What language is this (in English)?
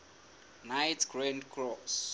Southern Sotho